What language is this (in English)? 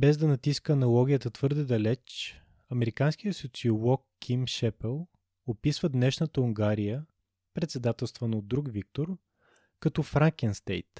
Bulgarian